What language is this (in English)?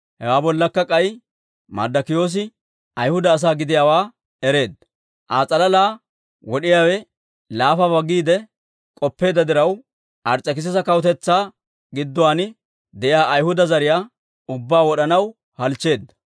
Dawro